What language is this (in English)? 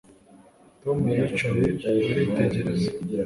Kinyarwanda